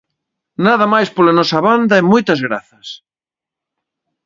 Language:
Galician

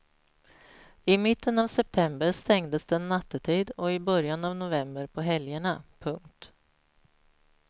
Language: Swedish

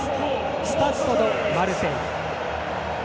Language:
Japanese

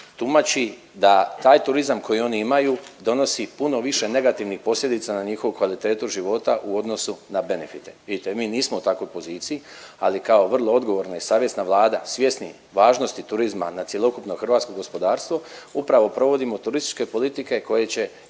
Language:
Croatian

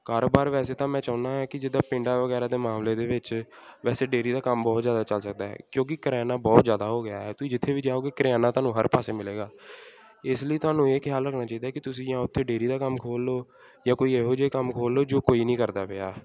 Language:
Punjabi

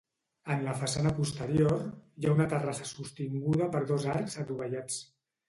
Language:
Catalan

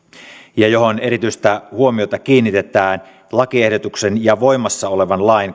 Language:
Finnish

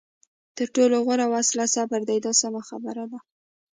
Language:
Pashto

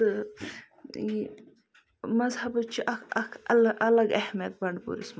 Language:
Kashmiri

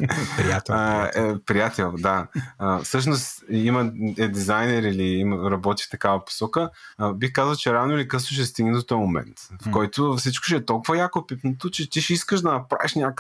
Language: Bulgarian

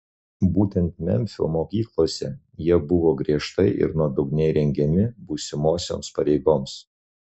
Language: Lithuanian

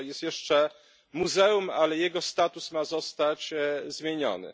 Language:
Polish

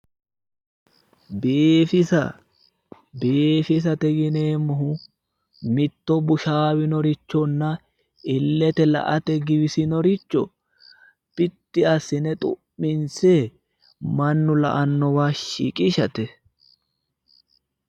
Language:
Sidamo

